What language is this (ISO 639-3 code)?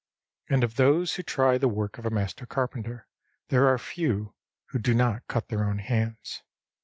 eng